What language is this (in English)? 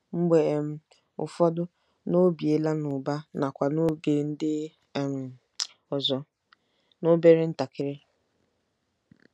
Igbo